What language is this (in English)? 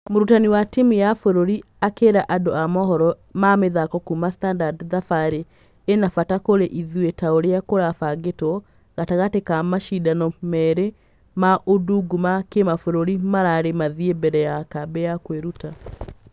Kikuyu